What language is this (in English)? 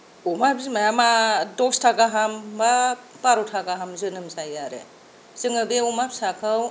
Bodo